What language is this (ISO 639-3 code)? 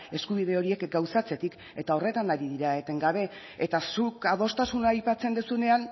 eus